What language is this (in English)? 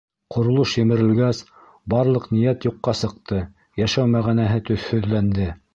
Bashkir